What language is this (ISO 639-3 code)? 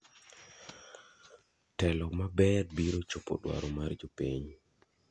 luo